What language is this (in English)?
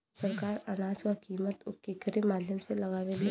Bhojpuri